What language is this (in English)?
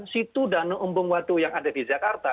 Indonesian